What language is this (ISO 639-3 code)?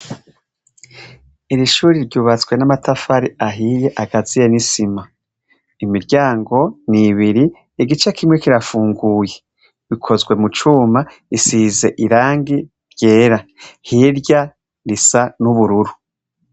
run